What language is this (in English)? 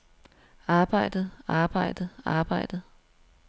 Danish